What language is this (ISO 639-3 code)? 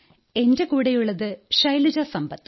mal